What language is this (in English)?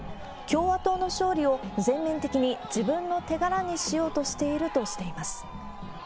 Japanese